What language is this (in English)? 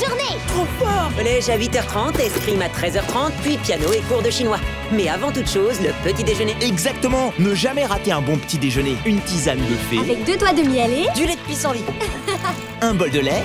French